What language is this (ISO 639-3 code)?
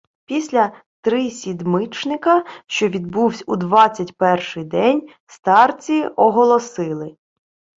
ukr